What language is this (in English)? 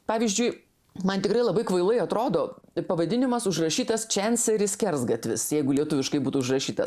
Lithuanian